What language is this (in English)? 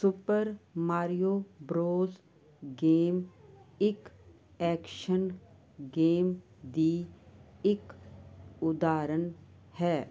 Punjabi